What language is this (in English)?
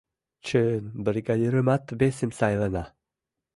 Mari